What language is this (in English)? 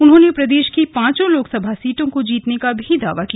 Hindi